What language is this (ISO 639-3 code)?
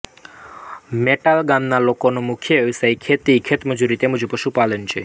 guj